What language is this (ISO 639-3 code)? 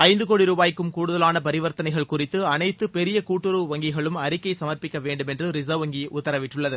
tam